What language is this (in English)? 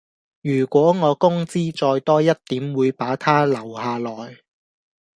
Cantonese